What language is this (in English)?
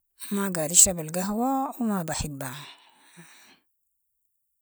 Sudanese Arabic